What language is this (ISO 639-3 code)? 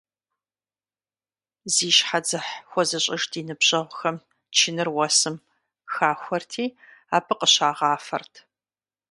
kbd